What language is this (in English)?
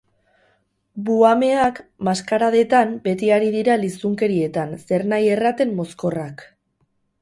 Basque